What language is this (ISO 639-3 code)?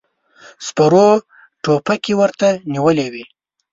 pus